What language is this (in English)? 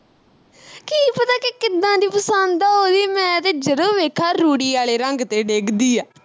Punjabi